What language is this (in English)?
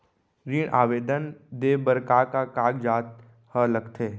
Chhattisgarhi